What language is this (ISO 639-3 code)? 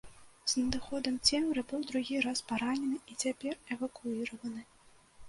bel